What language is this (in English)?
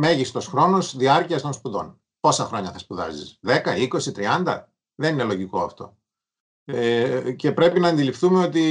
Greek